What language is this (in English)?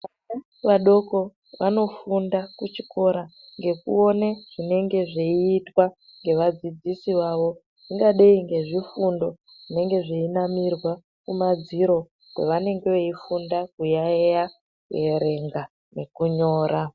Ndau